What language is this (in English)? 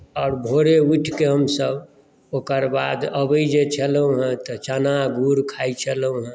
Maithili